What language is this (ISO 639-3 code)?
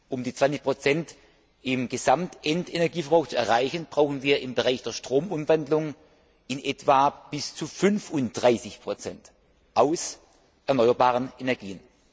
deu